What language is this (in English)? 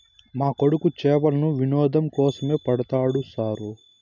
Telugu